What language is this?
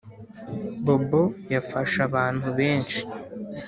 Kinyarwanda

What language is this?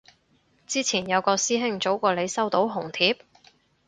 Cantonese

